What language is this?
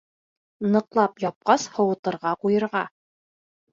Bashkir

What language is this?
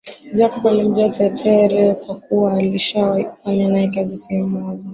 Swahili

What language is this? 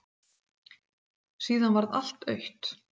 Icelandic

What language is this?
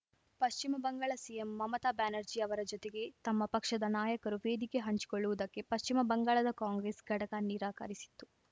Kannada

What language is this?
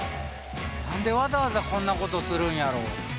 Japanese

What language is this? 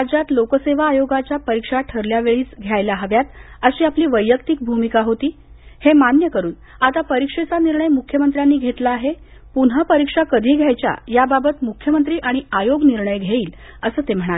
Marathi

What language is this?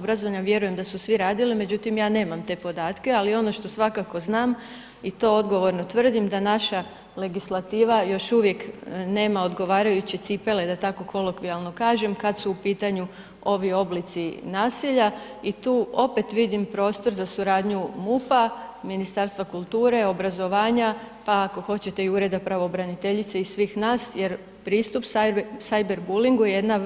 Croatian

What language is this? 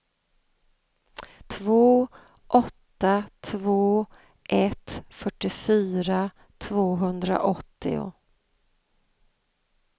Swedish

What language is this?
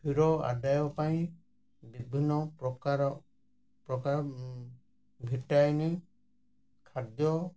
Odia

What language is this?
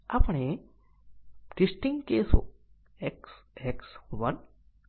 Gujarati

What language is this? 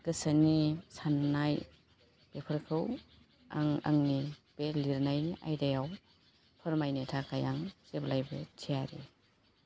Bodo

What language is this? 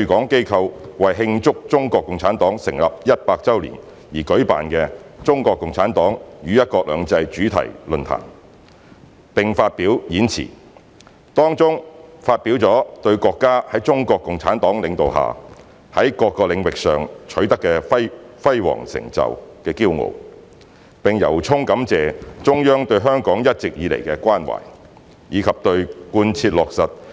Cantonese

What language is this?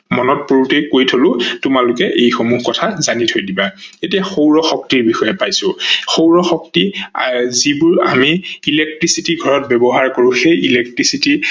Assamese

